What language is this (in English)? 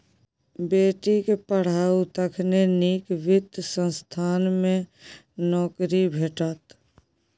Maithili